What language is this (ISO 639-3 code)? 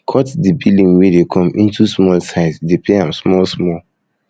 pcm